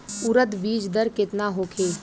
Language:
Bhojpuri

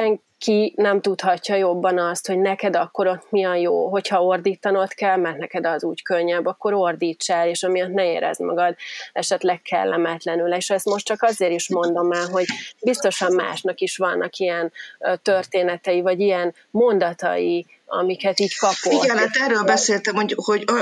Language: Hungarian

